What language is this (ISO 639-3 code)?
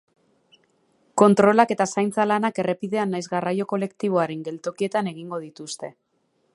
eus